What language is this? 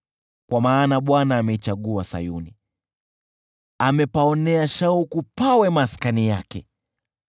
Swahili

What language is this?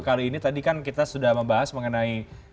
Indonesian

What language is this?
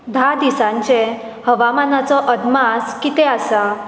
Konkani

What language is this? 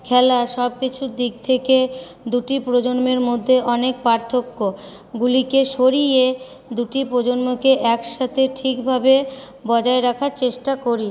Bangla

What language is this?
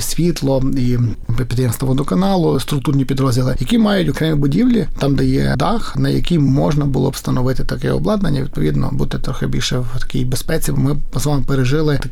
Ukrainian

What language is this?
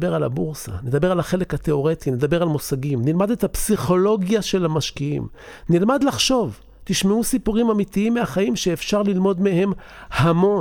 Hebrew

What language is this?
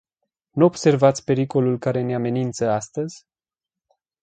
Romanian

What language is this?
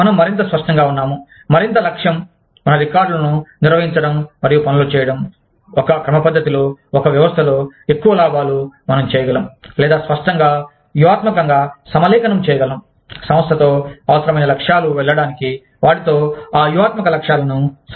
Telugu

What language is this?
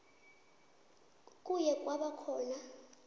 South Ndebele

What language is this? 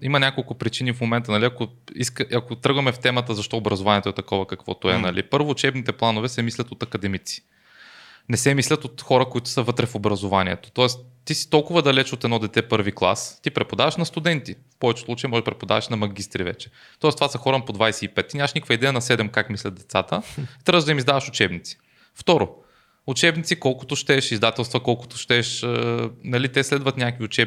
Bulgarian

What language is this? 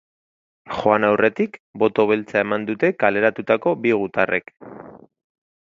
Basque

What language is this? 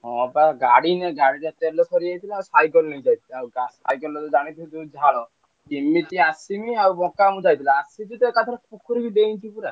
Odia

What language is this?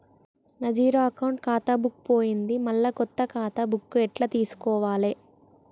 Telugu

